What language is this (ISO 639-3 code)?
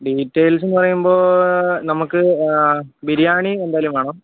mal